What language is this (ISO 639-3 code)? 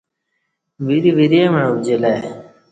bsh